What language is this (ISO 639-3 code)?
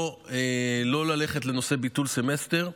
heb